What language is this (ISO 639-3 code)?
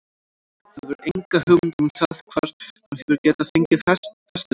isl